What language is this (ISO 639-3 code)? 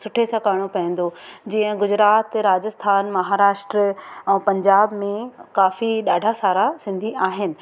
snd